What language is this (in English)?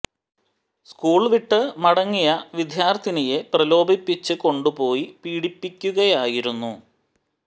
Malayalam